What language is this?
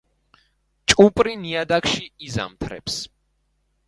Georgian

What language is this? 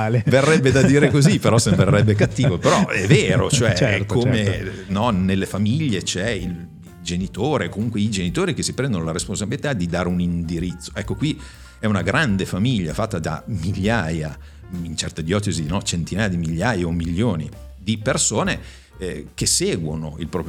Italian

